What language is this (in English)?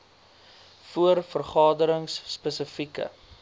Afrikaans